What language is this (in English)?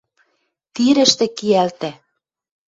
Western Mari